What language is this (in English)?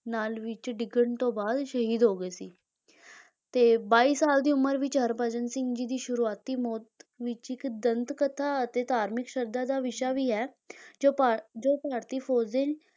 Punjabi